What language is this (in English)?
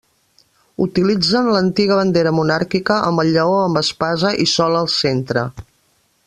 Catalan